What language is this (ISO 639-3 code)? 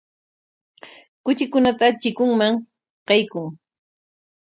qwa